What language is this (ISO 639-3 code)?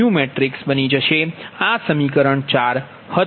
guj